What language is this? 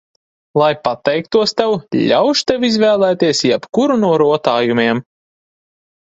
Latvian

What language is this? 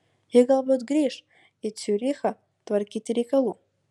Lithuanian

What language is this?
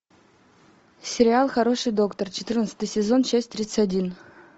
Russian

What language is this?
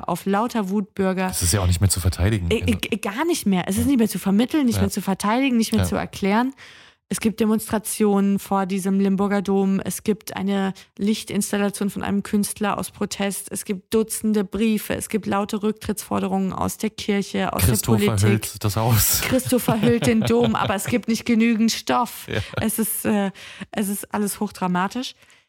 German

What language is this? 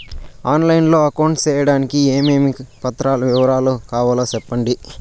Telugu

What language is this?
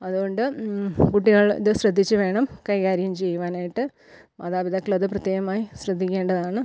Malayalam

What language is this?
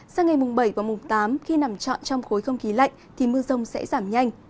Vietnamese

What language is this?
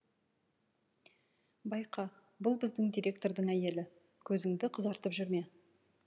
Kazakh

